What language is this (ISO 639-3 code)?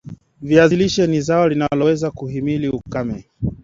swa